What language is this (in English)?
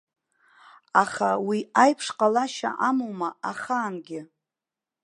Abkhazian